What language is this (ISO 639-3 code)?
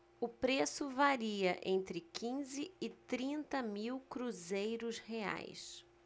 por